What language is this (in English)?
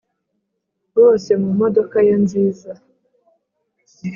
Kinyarwanda